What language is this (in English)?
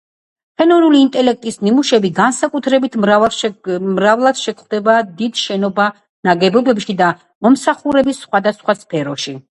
Georgian